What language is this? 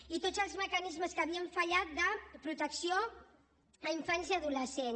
Catalan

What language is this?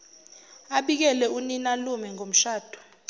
Zulu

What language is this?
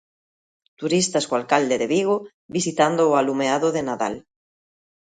Galician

